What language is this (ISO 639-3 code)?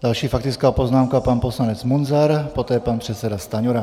ces